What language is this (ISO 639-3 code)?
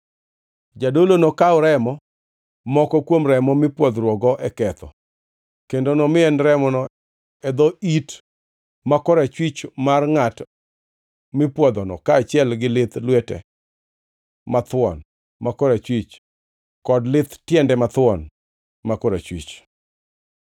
luo